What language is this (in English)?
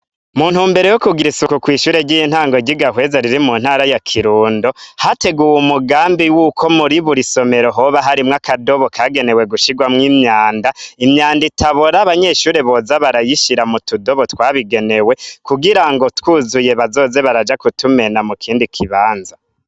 Rundi